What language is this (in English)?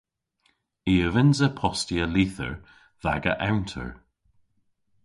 Cornish